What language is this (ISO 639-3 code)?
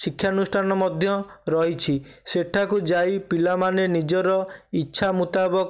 ori